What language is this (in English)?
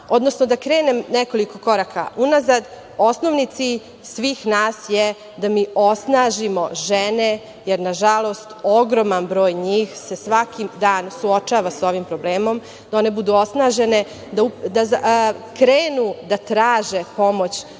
Serbian